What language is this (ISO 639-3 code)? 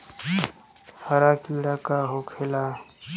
bho